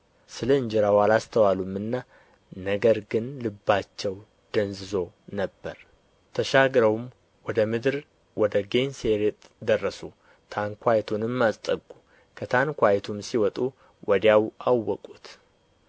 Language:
Amharic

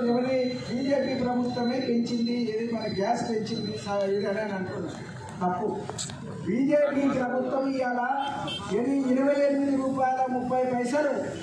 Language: Indonesian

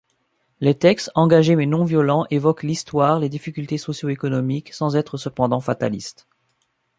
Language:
French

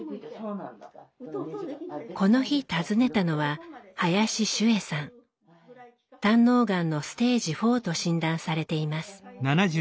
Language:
Japanese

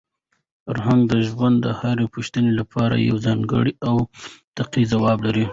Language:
Pashto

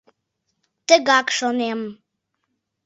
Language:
Mari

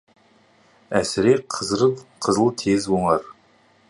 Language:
Kazakh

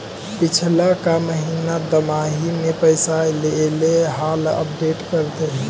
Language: Magahi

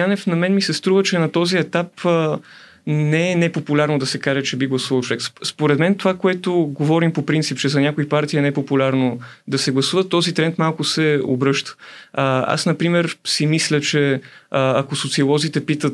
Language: Bulgarian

